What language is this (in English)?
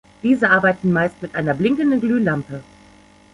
German